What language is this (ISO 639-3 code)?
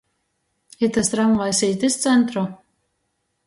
ltg